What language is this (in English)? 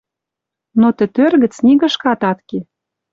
Western Mari